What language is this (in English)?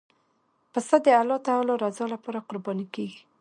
Pashto